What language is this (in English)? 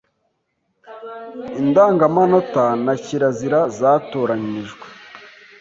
Kinyarwanda